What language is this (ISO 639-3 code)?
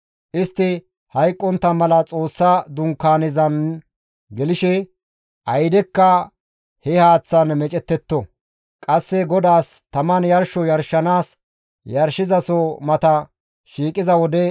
gmv